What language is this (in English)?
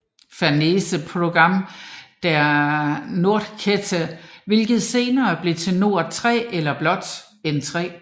Danish